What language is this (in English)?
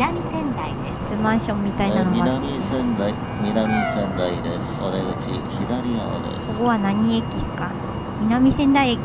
Japanese